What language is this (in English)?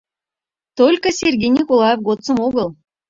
Mari